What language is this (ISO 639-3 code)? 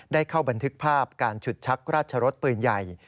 tha